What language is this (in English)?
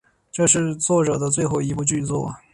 Chinese